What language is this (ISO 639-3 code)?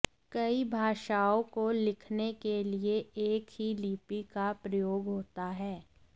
san